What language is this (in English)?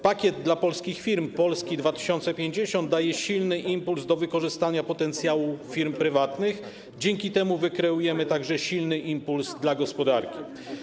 Polish